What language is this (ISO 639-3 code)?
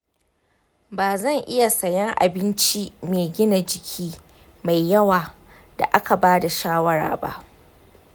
hau